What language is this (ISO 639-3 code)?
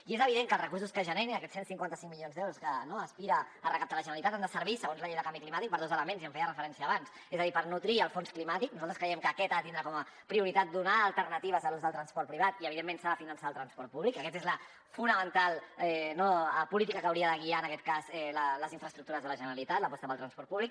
cat